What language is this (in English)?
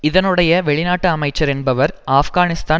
Tamil